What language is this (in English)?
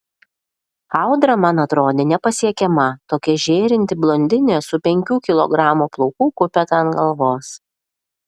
Lithuanian